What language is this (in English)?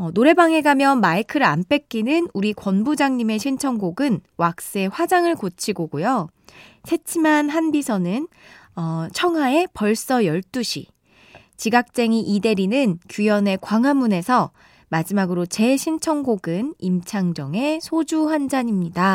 Korean